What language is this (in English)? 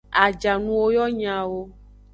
Aja (Benin)